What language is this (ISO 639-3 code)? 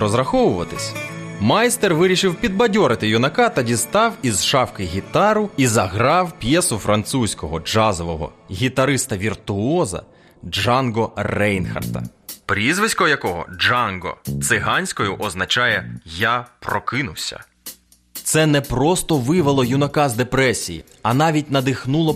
ukr